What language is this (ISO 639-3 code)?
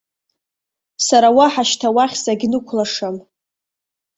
abk